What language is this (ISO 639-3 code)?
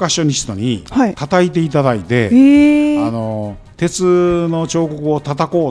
jpn